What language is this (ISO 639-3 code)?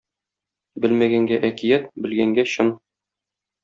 tat